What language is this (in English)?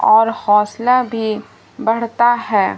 Urdu